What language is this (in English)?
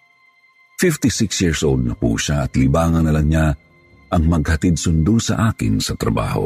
Filipino